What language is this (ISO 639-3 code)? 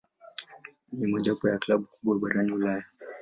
swa